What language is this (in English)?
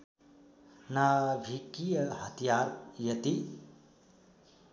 Nepali